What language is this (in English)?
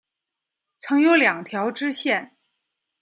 Chinese